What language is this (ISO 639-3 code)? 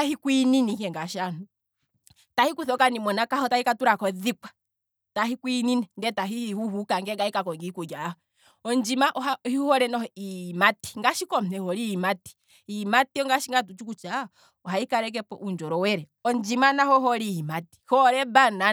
kwm